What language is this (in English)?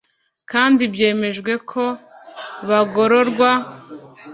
Kinyarwanda